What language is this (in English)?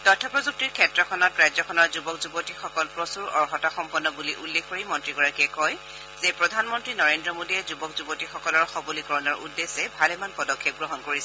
Assamese